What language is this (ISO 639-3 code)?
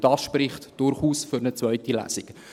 gsw